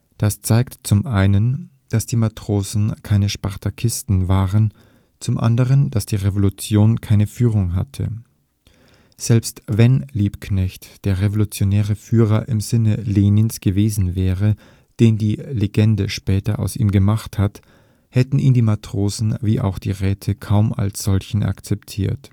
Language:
German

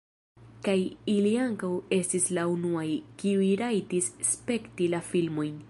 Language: Esperanto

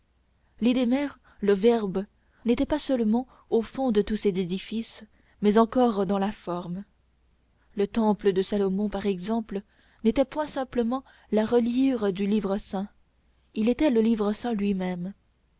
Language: French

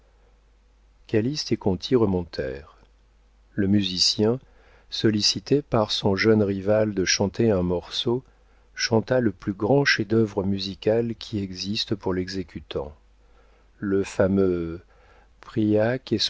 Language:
French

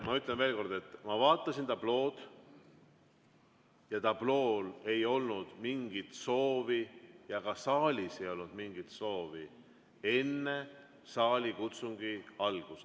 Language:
Estonian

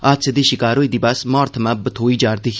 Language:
Dogri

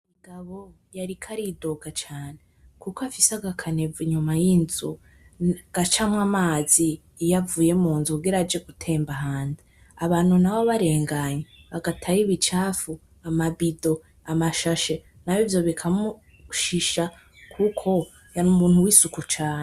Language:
Rundi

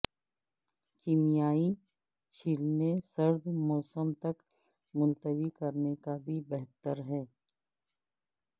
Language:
Urdu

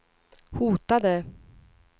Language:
Swedish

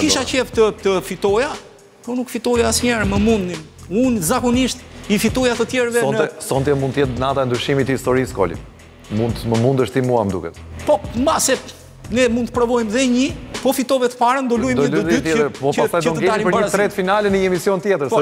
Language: Romanian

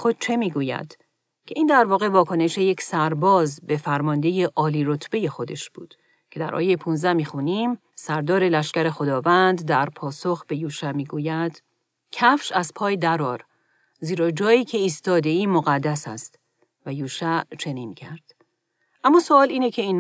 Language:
Persian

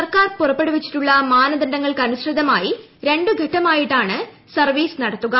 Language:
Malayalam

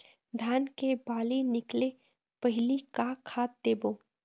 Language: Chhattisgarhi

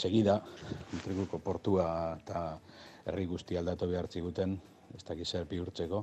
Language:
Spanish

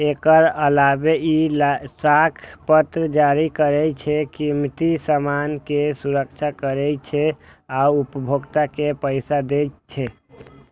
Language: Maithili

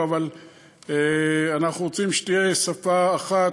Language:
Hebrew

